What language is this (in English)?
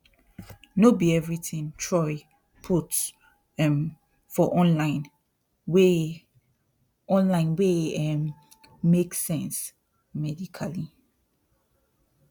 Nigerian Pidgin